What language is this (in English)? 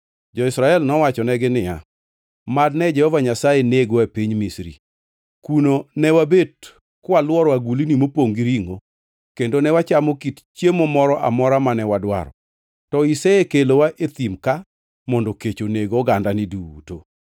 Luo (Kenya and Tanzania)